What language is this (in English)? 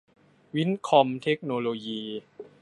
Thai